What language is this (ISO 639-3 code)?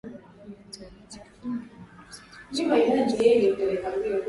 swa